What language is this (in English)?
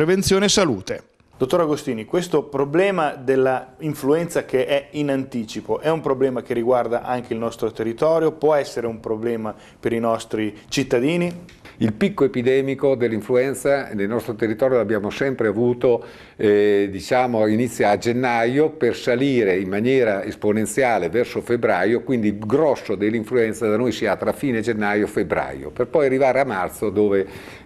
Italian